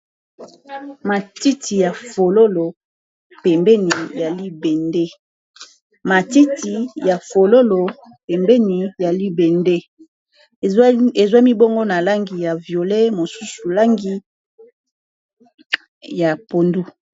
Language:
Lingala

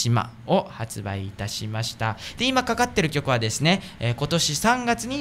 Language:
Japanese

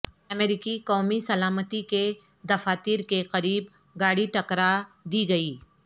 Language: Urdu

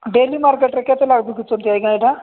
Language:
Odia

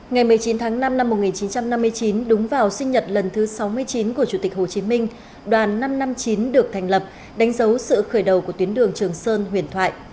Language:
Vietnamese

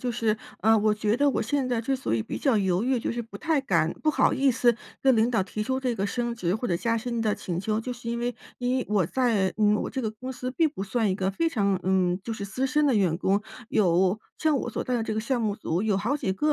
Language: Chinese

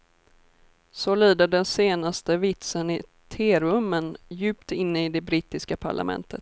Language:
Swedish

